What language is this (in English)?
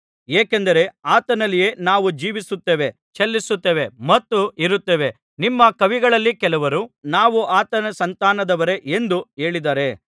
Kannada